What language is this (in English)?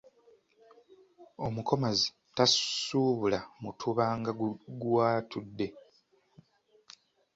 Ganda